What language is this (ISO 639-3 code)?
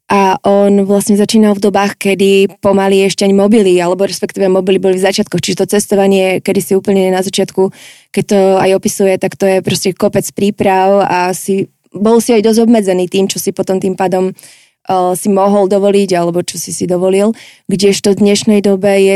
slk